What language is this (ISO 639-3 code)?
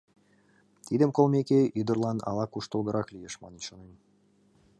chm